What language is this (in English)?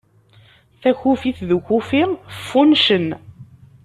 Kabyle